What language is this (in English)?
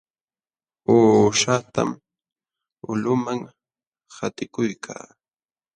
Jauja Wanca Quechua